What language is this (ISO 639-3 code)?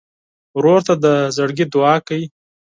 pus